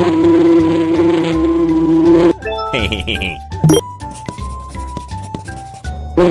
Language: Indonesian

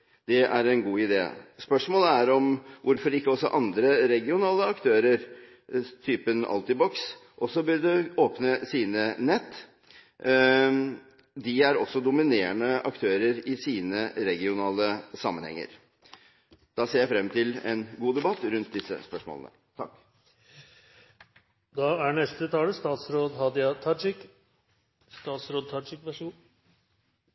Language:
Norwegian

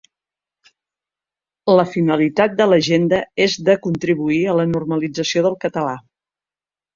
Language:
Catalan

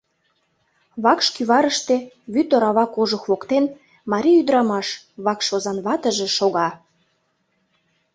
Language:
Mari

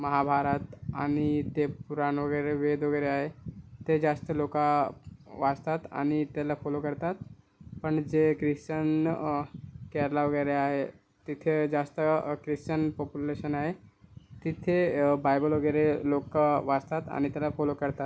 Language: Marathi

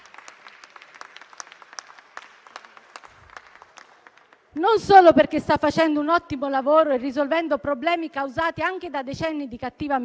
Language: Italian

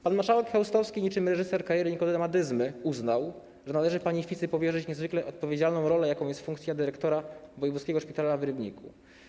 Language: Polish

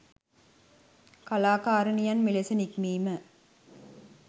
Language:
Sinhala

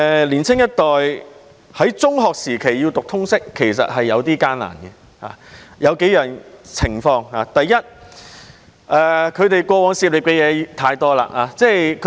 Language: Cantonese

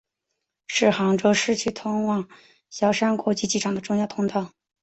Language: Chinese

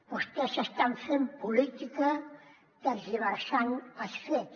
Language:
Catalan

